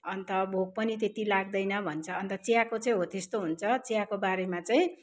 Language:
Nepali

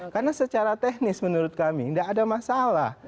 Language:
Indonesian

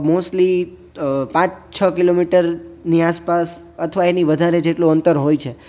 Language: Gujarati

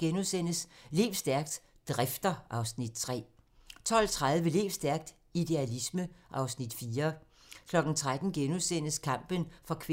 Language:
Danish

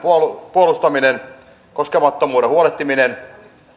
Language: Finnish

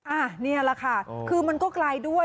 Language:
Thai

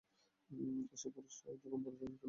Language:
Bangla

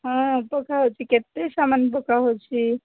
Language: Odia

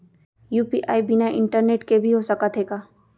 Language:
Chhattisgarhi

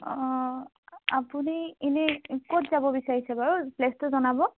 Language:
Assamese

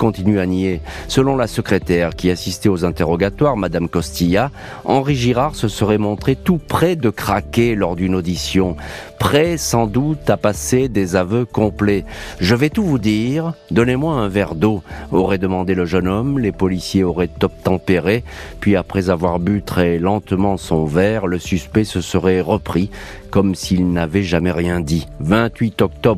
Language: French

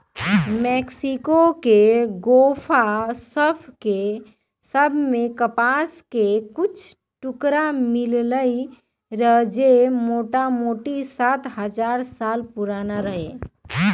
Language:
Magahi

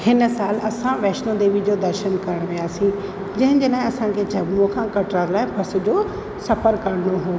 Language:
Sindhi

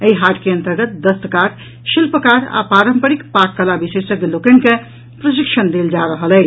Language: Maithili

